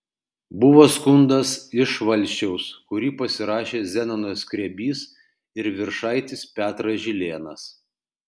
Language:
Lithuanian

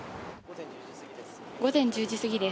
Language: Japanese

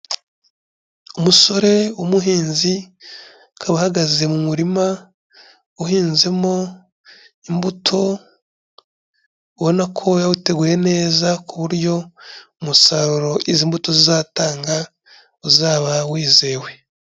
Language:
Kinyarwanda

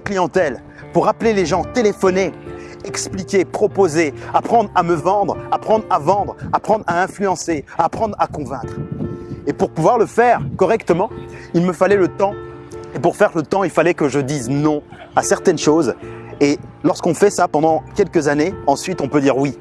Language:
French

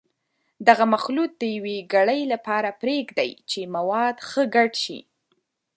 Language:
Pashto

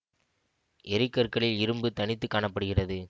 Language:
Tamil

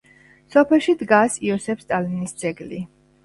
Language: Georgian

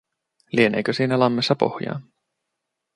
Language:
Finnish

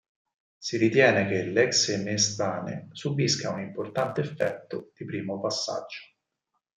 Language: Italian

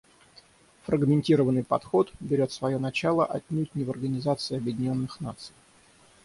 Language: Russian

